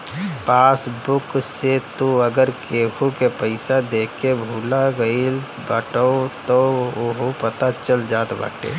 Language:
Bhojpuri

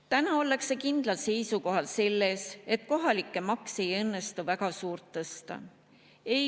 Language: Estonian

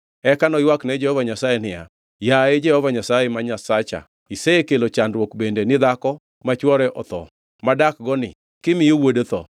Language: Luo (Kenya and Tanzania)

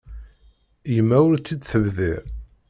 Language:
Kabyle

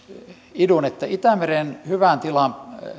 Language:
Finnish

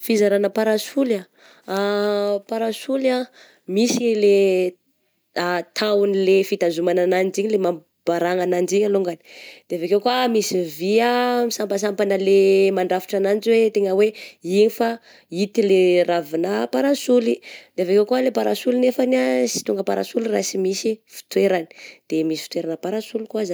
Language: Southern Betsimisaraka Malagasy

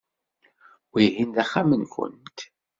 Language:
Kabyle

